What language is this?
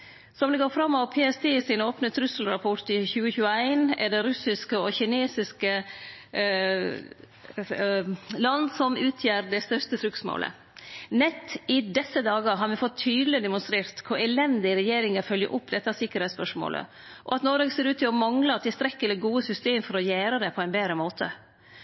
Norwegian Nynorsk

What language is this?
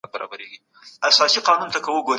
Pashto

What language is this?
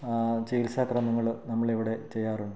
Malayalam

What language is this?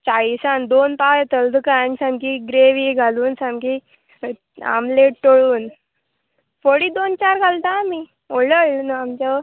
Konkani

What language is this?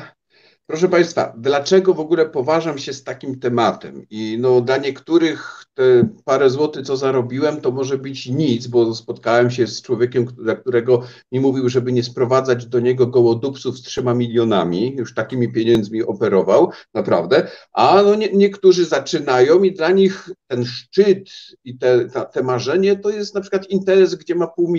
Polish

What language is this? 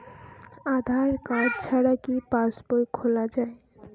Bangla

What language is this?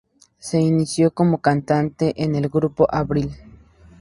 Spanish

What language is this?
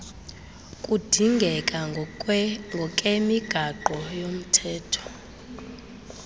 Xhosa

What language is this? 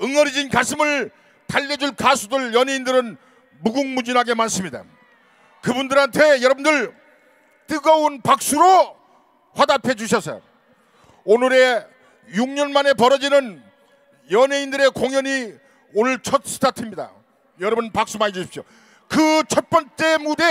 Korean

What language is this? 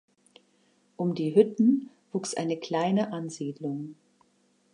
German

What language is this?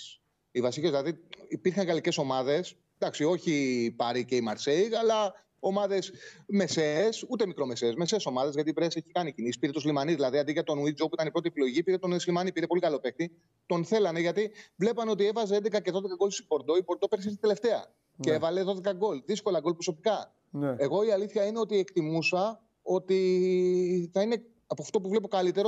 Greek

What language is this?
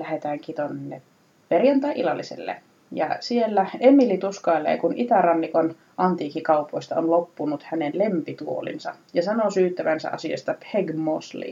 Finnish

